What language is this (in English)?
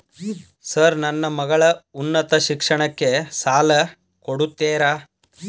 Kannada